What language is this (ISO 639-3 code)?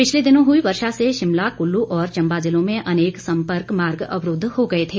hin